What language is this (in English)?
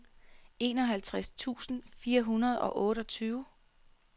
Danish